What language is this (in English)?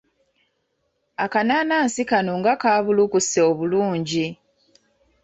Ganda